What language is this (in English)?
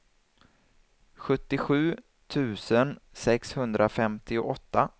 Swedish